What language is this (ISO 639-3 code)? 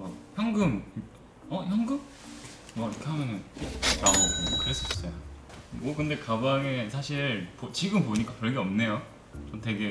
kor